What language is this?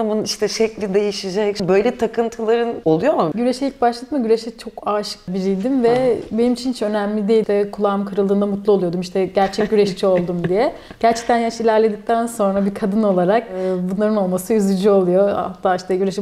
Turkish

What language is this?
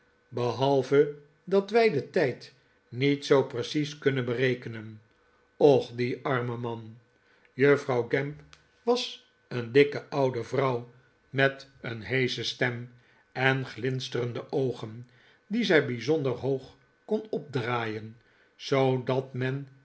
Dutch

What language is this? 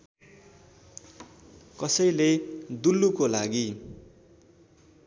Nepali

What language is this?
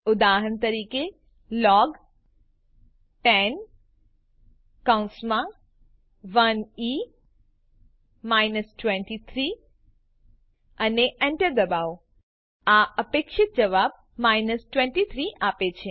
Gujarati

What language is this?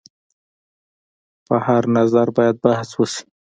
Pashto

